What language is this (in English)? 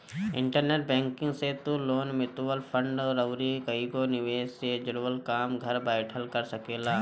Bhojpuri